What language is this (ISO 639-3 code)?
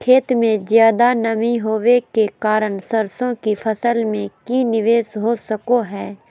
mag